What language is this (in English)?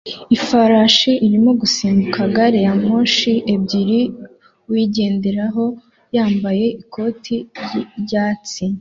Kinyarwanda